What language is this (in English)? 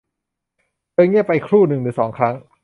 Thai